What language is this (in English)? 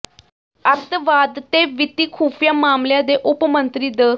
Punjabi